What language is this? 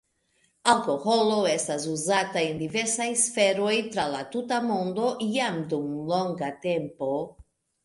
Esperanto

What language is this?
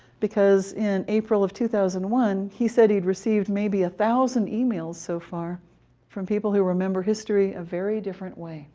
English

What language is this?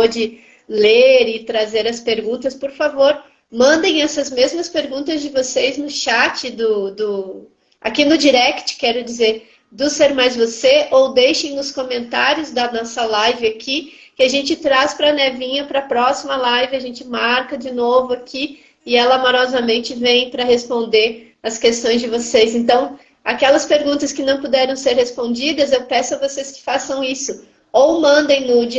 Portuguese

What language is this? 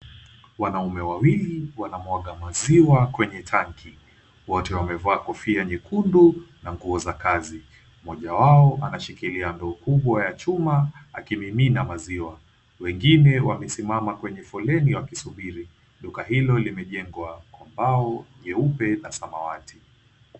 Swahili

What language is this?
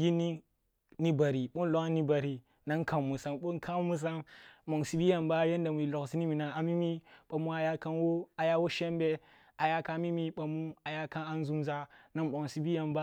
Kulung (Nigeria)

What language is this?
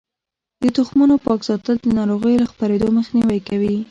Pashto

